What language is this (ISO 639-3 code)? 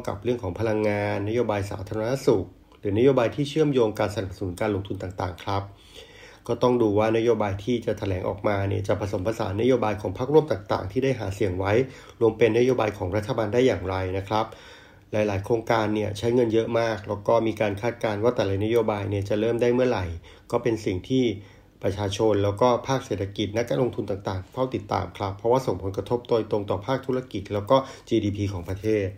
tha